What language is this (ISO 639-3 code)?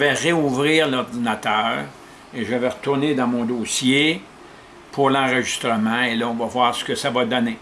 fra